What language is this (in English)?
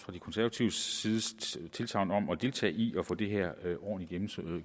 Danish